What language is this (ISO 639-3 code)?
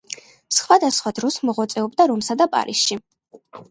kat